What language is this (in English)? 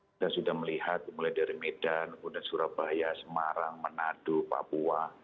Indonesian